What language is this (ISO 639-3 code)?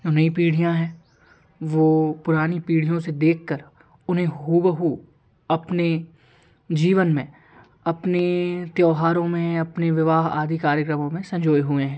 hin